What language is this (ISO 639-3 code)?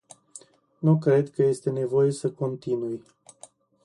ron